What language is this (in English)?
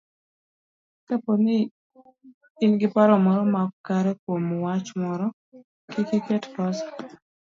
Luo (Kenya and Tanzania)